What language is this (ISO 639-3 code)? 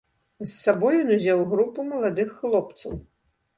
bel